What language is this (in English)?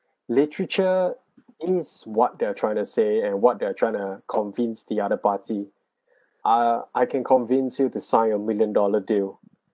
English